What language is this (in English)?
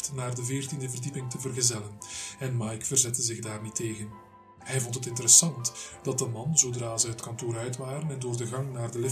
Dutch